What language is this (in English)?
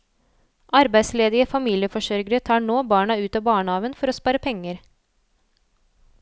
Norwegian